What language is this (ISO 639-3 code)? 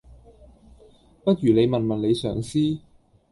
yue